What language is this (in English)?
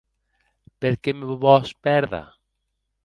Occitan